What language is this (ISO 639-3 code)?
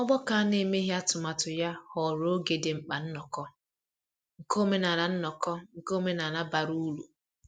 ibo